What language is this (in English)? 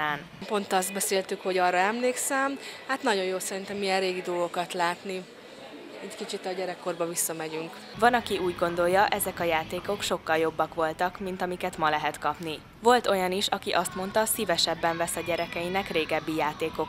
Hungarian